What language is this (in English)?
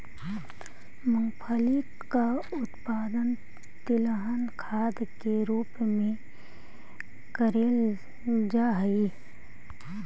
Magahi